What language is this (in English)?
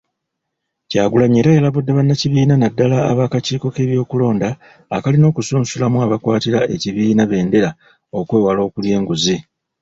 Ganda